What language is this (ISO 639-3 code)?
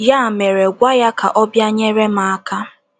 ibo